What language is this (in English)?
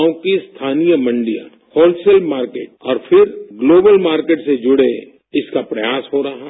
Hindi